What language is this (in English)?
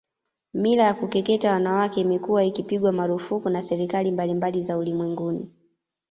Swahili